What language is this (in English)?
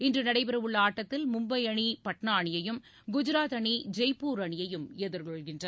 Tamil